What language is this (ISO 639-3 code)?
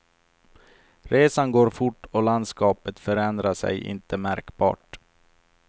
swe